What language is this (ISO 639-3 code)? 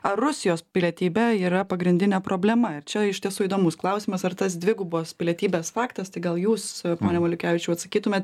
lit